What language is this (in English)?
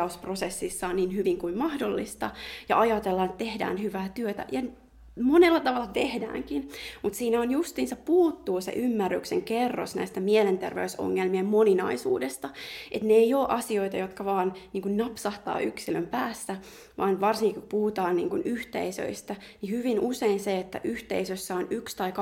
Finnish